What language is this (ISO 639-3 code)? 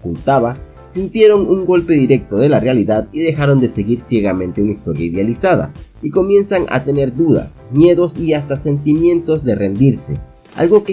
spa